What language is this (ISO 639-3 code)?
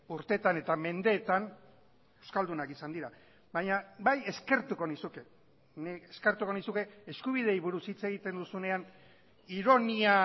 eus